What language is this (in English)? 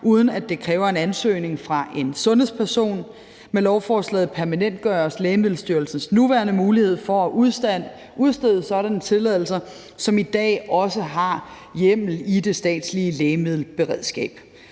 Danish